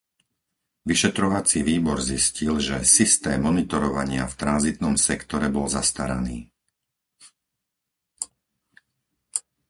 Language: Slovak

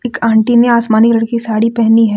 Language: Hindi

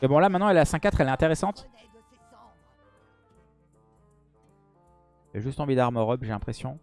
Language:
French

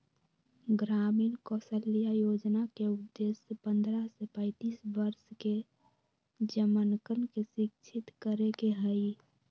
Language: Magahi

